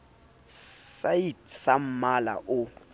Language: Southern Sotho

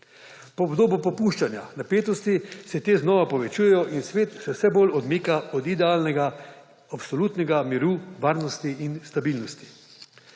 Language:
Slovenian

